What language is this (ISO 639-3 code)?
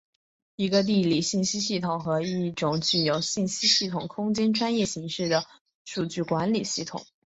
zho